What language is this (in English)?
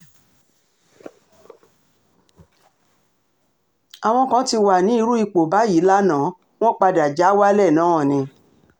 Yoruba